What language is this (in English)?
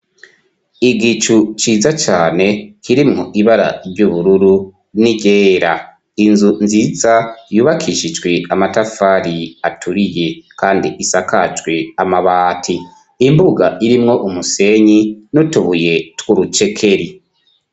Rundi